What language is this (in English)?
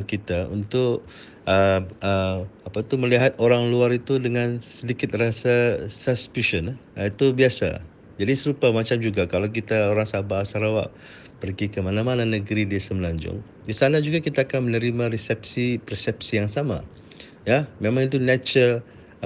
Malay